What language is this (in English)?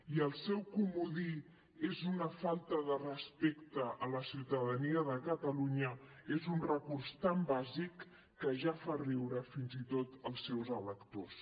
Catalan